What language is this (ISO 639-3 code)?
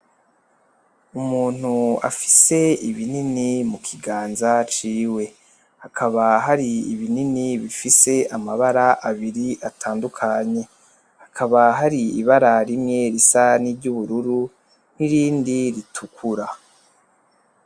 run